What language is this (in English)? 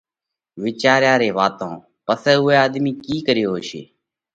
Parkari Koli